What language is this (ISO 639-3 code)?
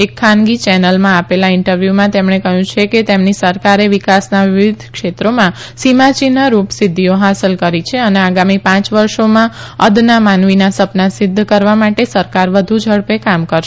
guj